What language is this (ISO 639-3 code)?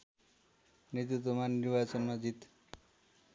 nep